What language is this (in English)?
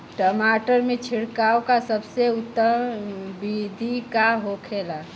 Bhojpuri